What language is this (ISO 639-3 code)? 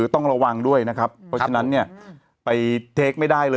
tha